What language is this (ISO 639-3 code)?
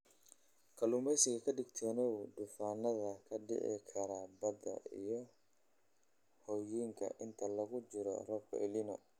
som